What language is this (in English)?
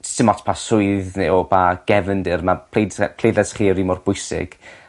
Welsh